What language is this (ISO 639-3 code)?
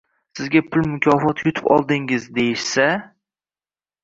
uzb